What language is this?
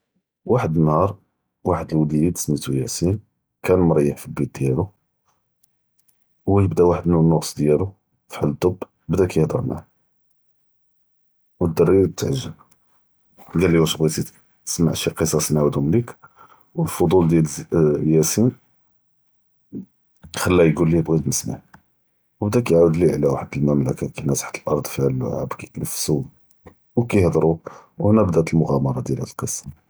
Judeo-Arabic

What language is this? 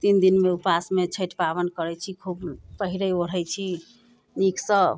Maithili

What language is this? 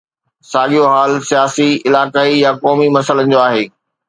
Sindhi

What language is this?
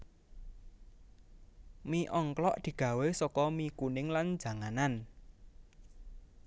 Javanese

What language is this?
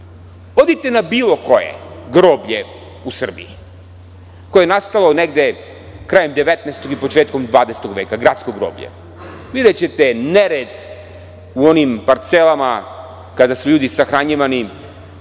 Serbian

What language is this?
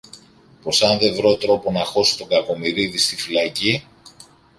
Greek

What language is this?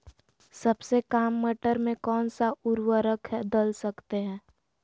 Magahi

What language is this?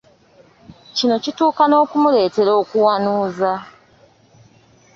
Ganda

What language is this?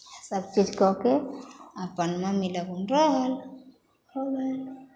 Maithili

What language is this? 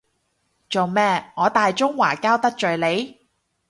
Cantonese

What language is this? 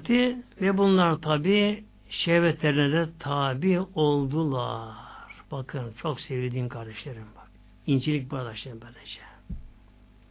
Turkish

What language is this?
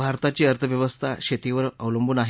Marathi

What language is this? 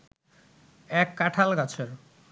Bangla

